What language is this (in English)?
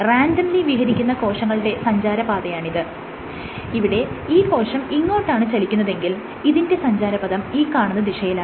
Malayalam